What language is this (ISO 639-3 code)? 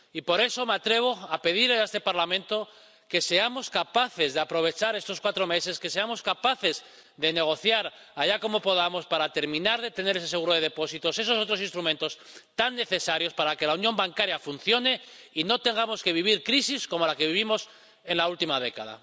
spa